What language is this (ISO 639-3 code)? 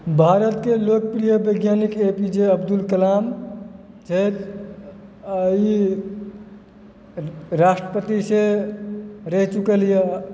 mai